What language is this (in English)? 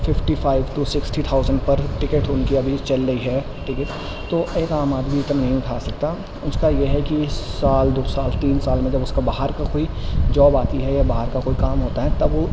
Urdu